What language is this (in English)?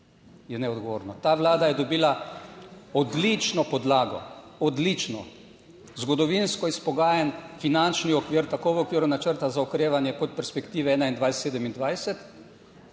Slovenian